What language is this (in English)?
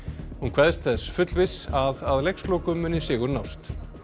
Icelandic